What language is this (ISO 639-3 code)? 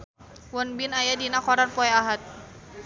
sun